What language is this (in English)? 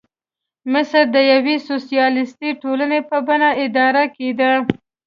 Pashto